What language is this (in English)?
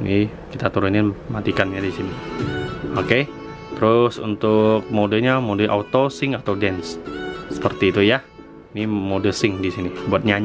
Indonesian